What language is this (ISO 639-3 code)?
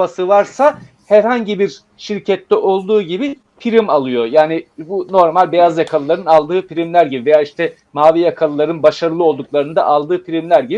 tur